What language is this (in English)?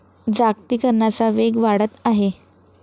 Marathi